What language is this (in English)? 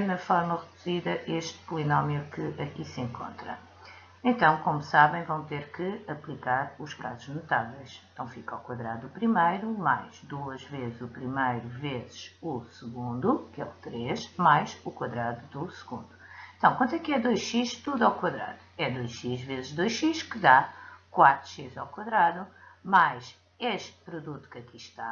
Portuguese